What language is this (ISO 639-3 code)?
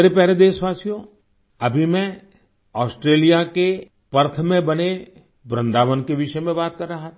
hin